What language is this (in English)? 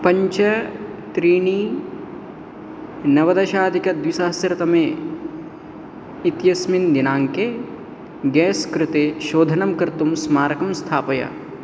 Sanskrit